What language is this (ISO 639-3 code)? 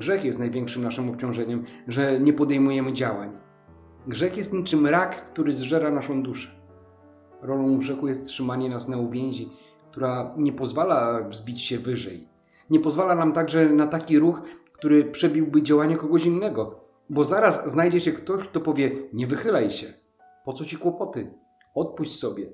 pol